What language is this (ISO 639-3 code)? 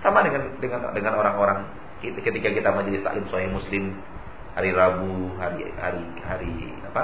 ind